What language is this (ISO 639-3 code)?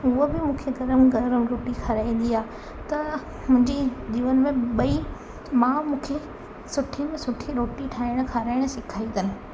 snd